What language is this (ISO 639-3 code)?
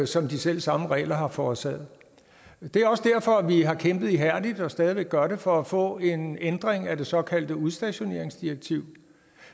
dan